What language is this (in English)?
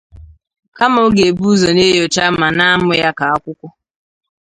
Igbo